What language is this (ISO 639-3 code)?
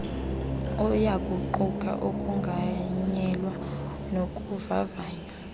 xho